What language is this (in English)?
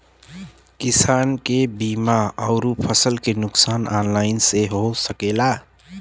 Bhojpuri